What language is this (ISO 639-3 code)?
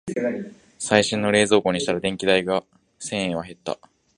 jpn